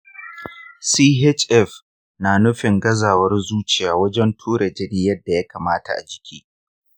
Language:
Hausa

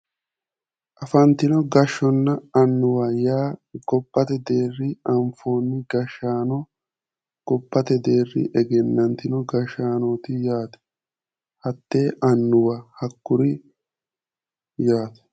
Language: Sidamo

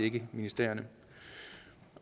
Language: Danish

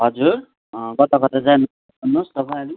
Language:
Nepali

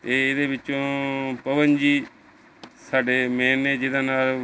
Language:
Punjabi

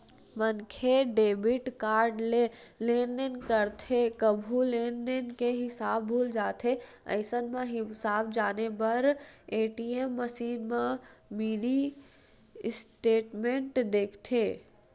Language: Chhattisgarhi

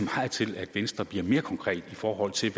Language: Danish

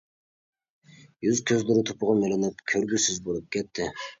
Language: Uyghur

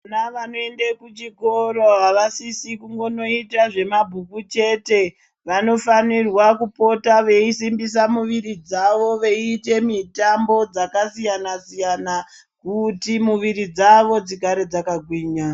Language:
Ndau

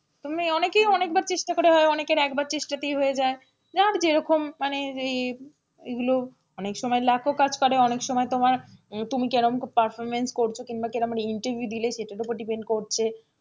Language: Bangla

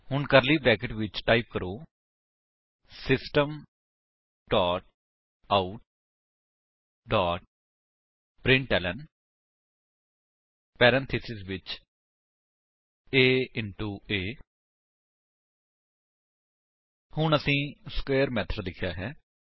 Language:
Punjabi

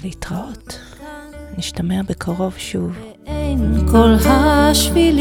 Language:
Hebrew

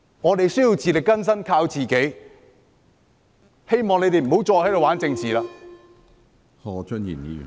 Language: Cantonese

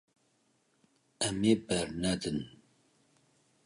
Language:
Kurdish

